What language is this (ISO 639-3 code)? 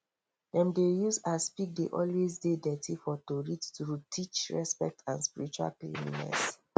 pcm